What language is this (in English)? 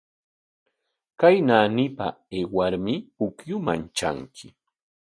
Corongo Ancash Quechua